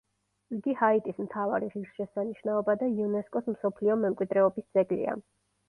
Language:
Georgian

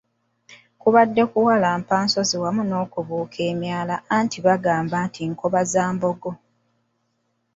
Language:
Ganda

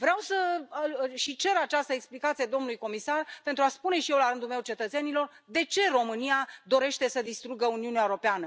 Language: Romanian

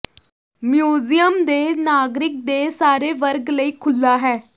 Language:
Punjabi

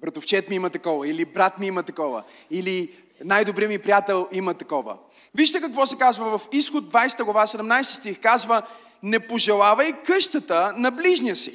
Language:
Bulgarian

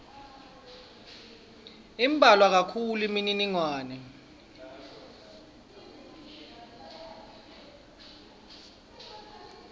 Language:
Swati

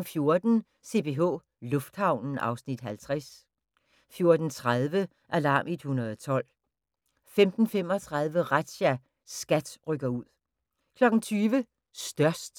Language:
Danish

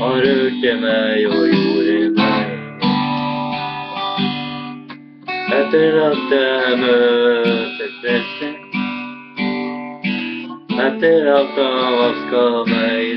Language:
Spanish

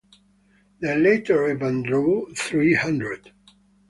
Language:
English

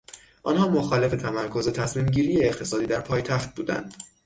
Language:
Persian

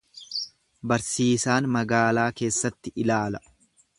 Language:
Oromo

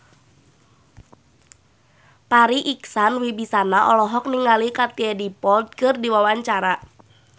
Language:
Sundanese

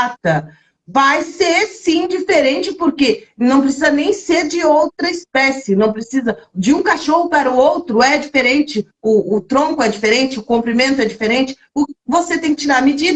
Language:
Portuguese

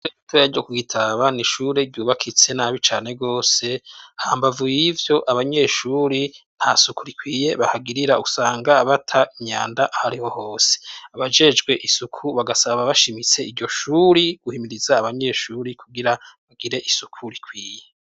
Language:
Rundi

